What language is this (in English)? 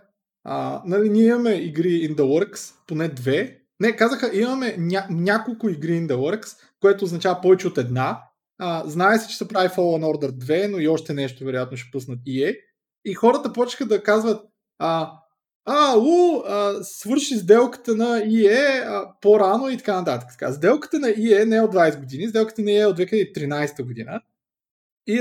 Bulgarian